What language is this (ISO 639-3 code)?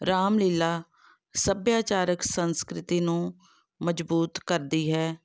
pan